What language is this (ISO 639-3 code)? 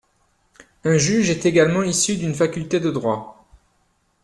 fra